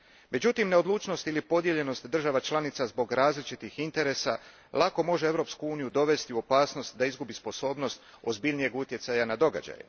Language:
Croatian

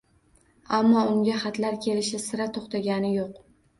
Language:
Uzbek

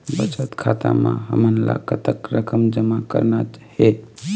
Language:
Chhattisgarhi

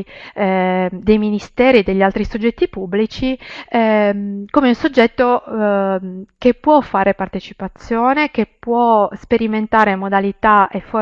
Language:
Italian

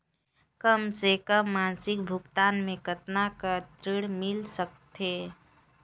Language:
Chhattisgarhi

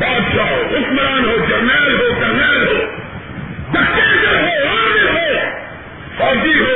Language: Urdu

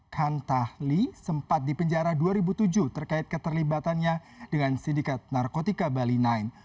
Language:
Indonesian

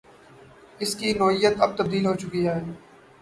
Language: Urdu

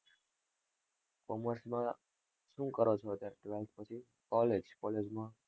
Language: Gujarati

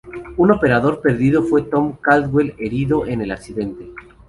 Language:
Spanish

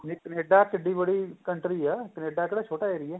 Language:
Punjabi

